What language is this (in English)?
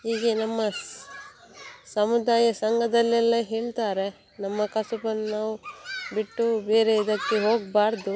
Kannada